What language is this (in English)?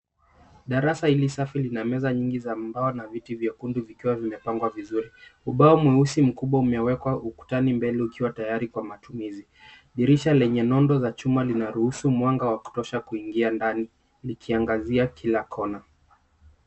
Swahili